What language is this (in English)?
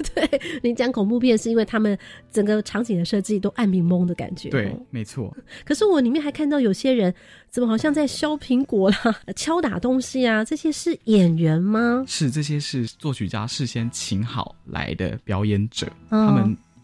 Chinese